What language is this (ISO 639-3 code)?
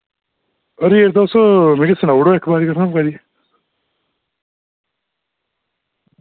doi